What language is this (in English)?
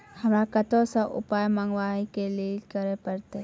Maithili